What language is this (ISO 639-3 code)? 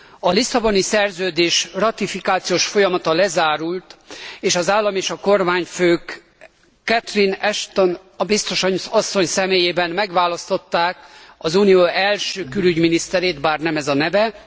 hun